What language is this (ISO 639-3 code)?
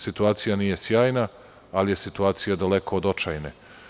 srp